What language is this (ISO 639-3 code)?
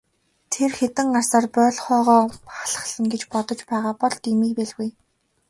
mon